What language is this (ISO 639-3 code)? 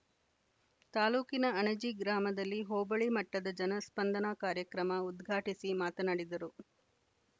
kan